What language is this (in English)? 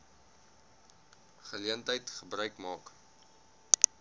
Afrikaans